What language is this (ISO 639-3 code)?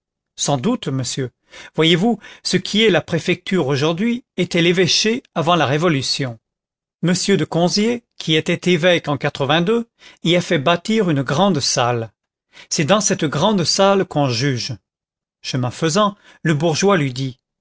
fra